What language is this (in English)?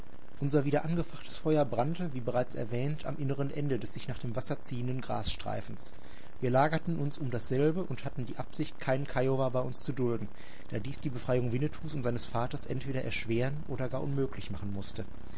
German